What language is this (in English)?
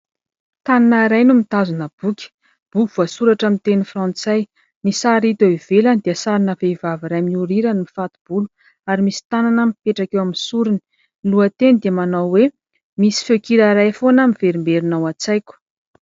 Malagasy